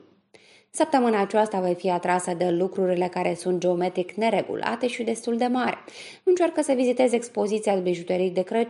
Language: Romanian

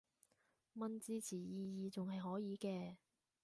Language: Cantonese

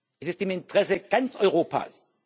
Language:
German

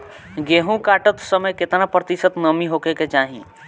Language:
Bhojpuri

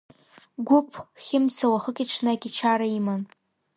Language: Abkhazian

